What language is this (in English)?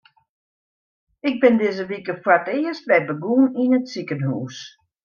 Western Frisian